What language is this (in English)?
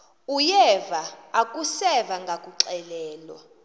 Xhosa